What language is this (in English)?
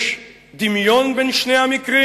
Hebrew